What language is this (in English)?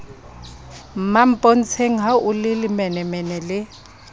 Southern Sotho